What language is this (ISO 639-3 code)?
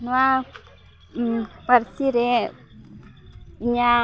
sat